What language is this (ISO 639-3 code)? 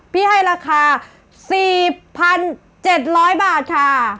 tha